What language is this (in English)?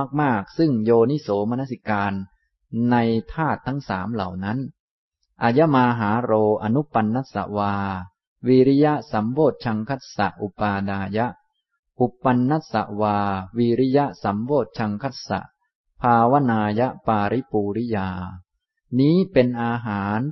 Thai